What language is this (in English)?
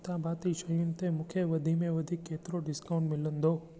Sindhi